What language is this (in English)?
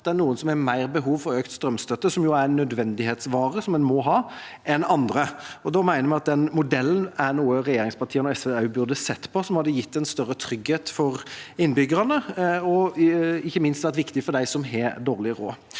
Norwegian